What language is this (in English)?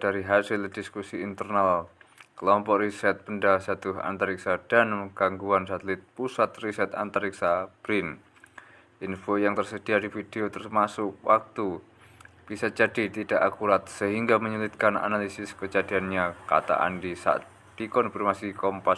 Indonesian